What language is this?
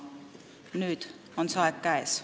Estonian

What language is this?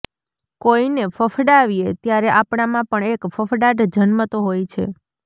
Gujarati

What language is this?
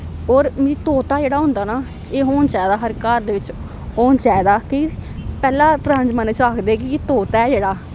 Dogri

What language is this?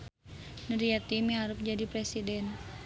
Sundanese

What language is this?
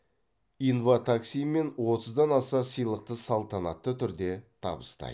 Kazakh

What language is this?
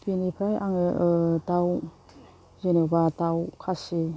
Bodo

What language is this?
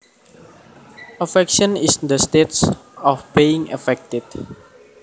Javanese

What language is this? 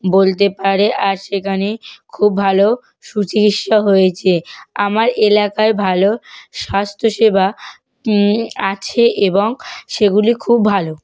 Bangla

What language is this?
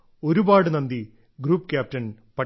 Malayalam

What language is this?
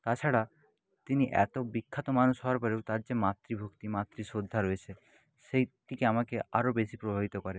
Bangla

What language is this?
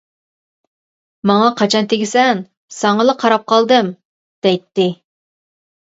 Uyghur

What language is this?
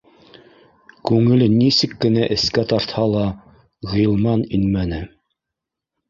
Bashkir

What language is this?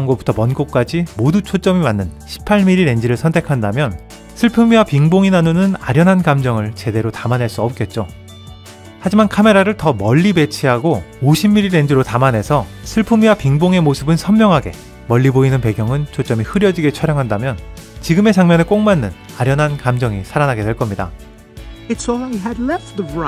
Korean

